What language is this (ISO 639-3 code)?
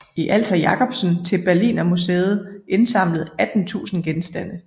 dan